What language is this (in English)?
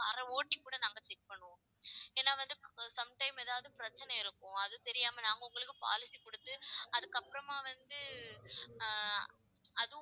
Tamil